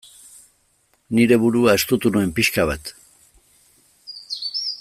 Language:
Basque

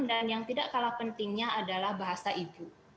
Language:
Indonesian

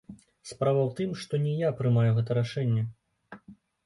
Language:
Belarusian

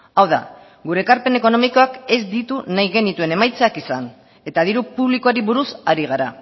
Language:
Basque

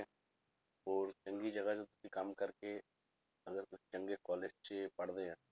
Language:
Punjabi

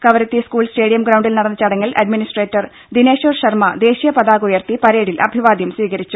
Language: Malayalam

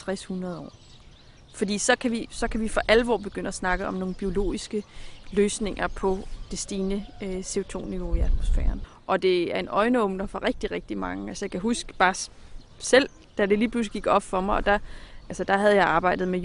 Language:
Danish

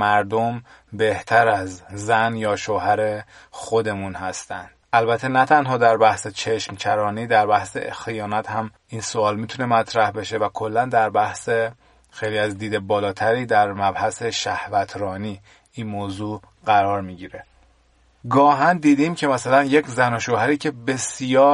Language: Persian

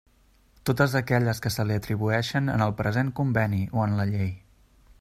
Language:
Catalan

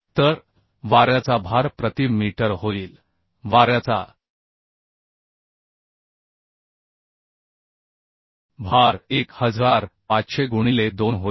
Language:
Marathi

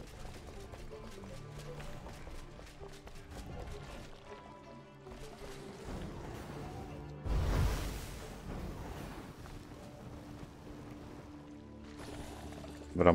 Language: Polish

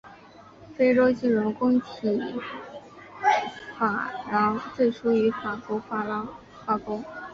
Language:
Chinese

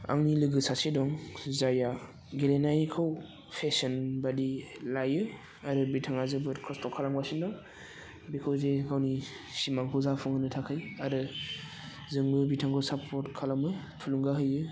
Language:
Bodo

